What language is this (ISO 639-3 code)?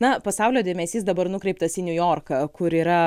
lit